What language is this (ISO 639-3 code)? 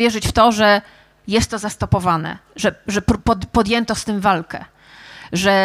pol